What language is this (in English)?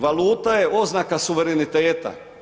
Croatian